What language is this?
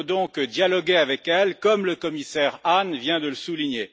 French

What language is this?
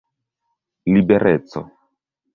Esperanto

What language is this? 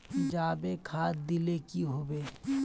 Magahi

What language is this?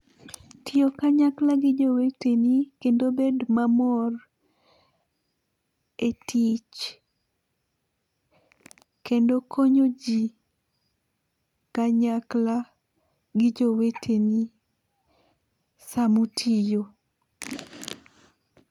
Luo (Kenya and Tanzania)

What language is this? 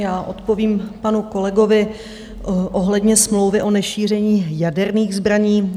Czech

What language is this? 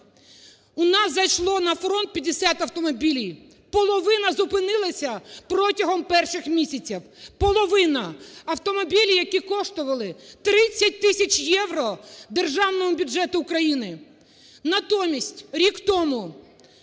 Ukrainian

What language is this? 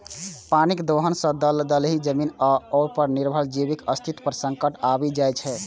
Maithili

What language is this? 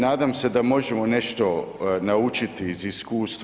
Croatian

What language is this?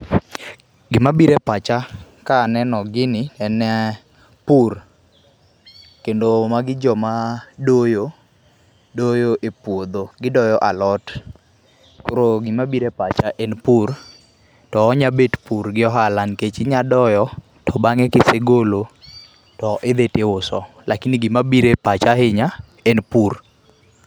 Luo (Kenya and Tanzania)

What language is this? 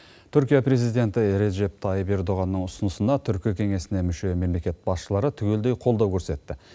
Kazakh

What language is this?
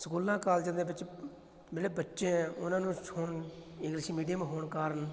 Punjabi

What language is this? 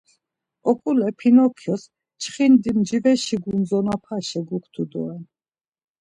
Laz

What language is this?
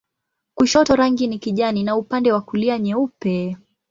Swahili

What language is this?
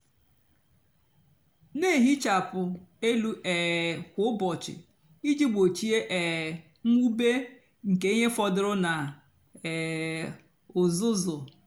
Igbo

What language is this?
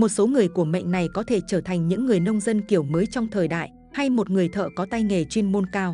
Vietnamese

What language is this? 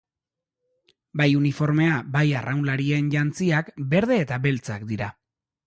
Basque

